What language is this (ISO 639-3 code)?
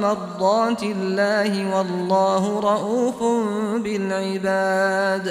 ara